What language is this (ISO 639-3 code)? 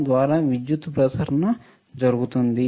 tel